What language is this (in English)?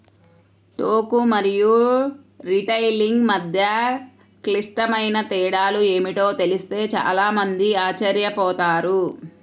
Telugu